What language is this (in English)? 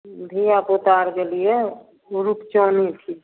Maithili